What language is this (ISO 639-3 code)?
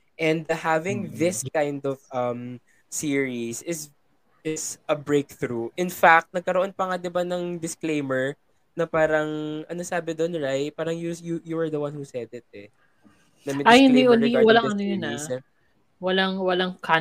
fil